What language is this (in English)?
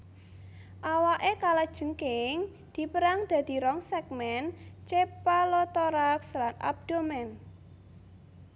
Javanese